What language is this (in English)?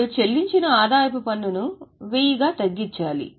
Telugu